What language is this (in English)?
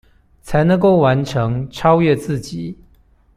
Chinese